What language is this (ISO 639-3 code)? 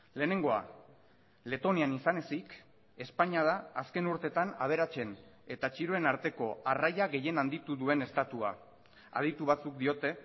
eus